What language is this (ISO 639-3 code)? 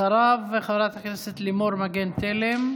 heb